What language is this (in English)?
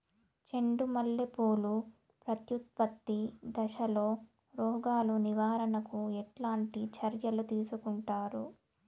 Telugu